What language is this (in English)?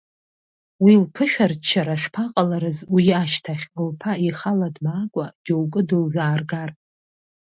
Abkhazian